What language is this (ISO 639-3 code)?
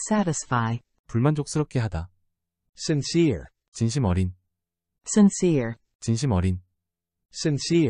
kor